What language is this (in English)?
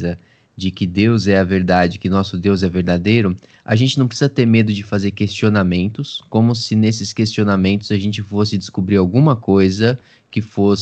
Portuguese